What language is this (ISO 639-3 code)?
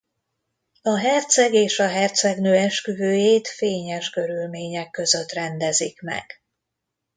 hun